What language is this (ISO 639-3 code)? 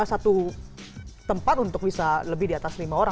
ind